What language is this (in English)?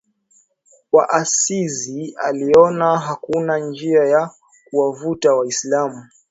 Swahili